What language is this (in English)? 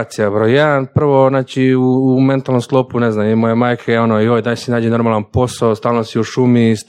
Croatian